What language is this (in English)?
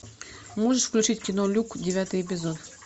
Russian